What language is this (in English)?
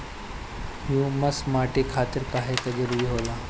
Bhojpuri